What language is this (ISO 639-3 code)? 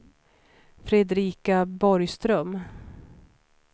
swe